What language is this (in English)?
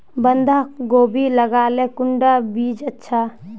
Magahi